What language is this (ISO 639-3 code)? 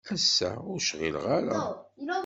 kab